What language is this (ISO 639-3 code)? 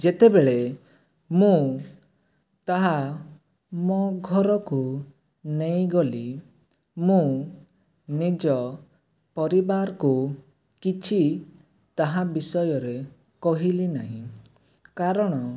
ori